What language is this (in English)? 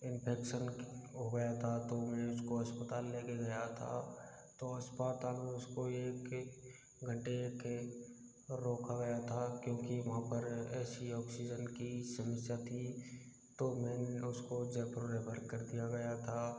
Hindi